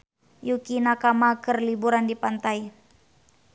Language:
Sundanese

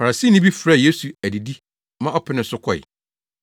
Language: Akan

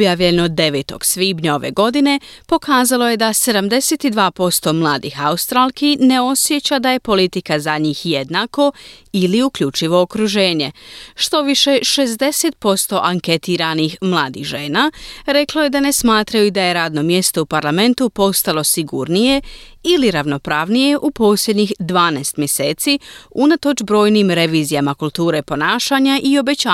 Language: Croatian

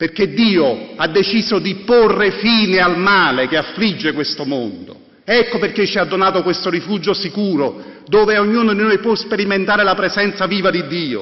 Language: Italian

